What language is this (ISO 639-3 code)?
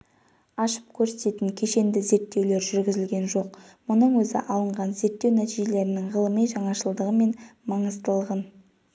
kaz